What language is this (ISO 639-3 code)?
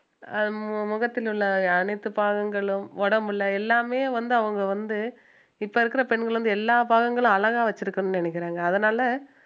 tam